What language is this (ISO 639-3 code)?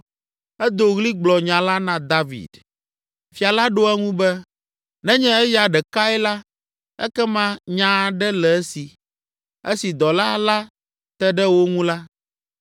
ewe